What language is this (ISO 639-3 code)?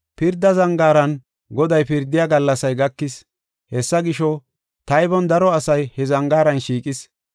gof